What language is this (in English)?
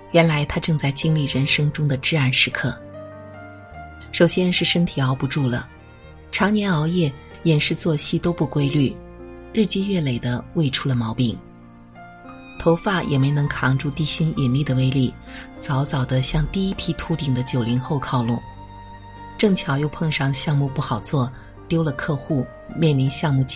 Chinese